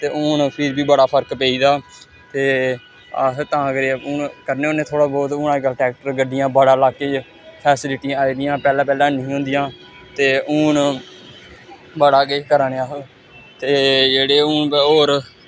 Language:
Dogri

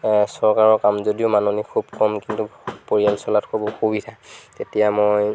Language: Assamese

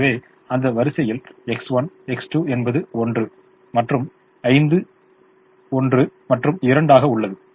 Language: Tamil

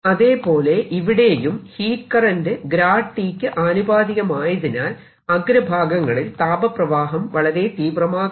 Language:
Malayalam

